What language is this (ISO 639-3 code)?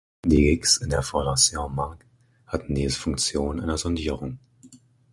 deu